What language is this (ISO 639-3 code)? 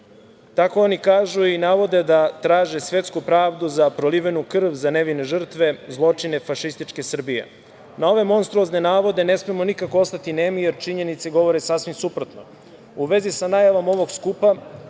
srp